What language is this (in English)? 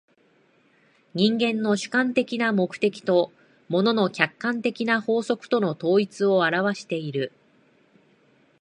Japanese